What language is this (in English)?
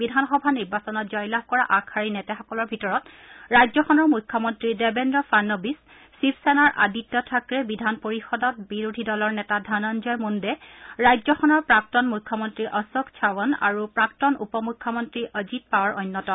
Assamese